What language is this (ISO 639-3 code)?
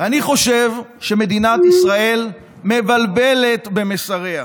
heb